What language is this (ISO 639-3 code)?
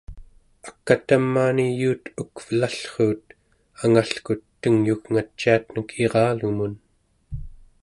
esu